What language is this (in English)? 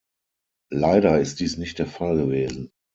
German